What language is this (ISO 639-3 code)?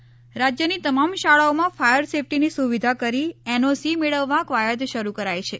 guj